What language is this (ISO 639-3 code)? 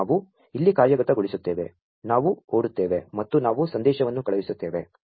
kan